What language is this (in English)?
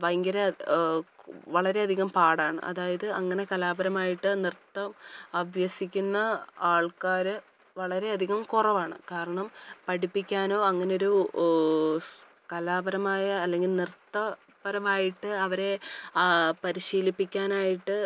Malayalam